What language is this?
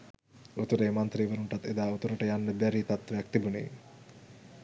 Sinhala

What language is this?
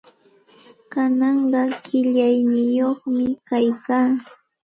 Santa Ana de Tusi Pasco Quechua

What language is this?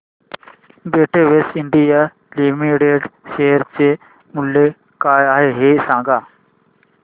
Marathi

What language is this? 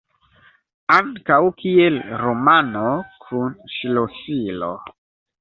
Esperanto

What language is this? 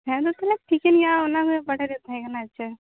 Santali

